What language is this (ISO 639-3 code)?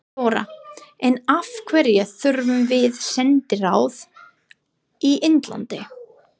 isl